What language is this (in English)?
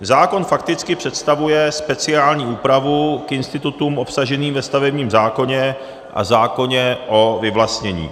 Czech